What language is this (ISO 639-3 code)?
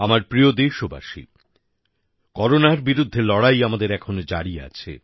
ben